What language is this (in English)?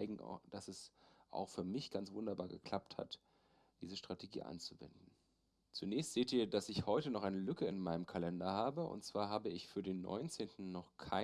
German